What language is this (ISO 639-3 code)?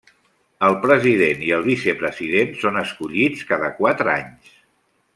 cat